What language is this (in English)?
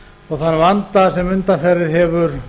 Icelandic